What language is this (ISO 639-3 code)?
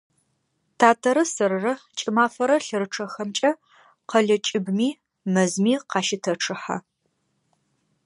ady